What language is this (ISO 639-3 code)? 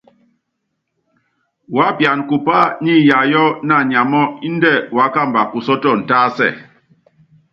yav